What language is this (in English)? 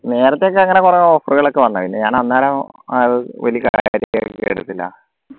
Malayalam